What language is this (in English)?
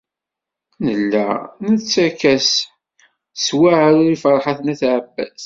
Kabyle